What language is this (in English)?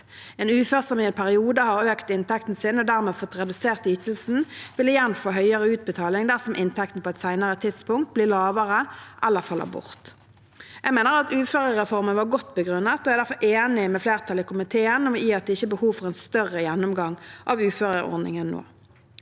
Norwegian